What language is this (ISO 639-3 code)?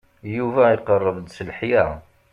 kab